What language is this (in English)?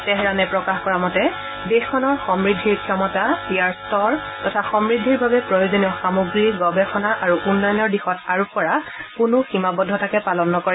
Assamese